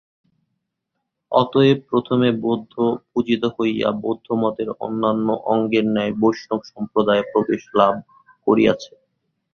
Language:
Bangla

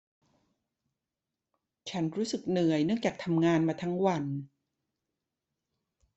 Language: Thai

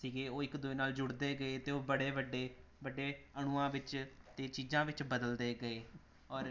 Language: Punjabi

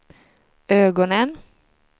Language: Swedish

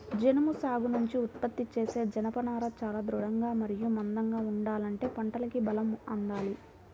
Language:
Telugu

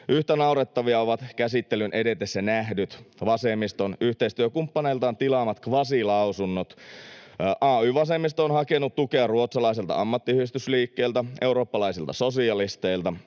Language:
Finnish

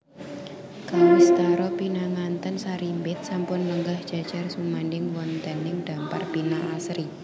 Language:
Javanese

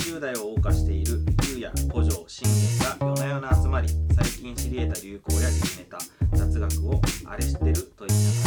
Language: Japanese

